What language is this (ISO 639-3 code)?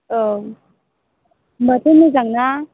brx